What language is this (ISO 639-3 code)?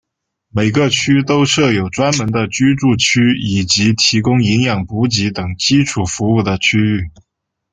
zho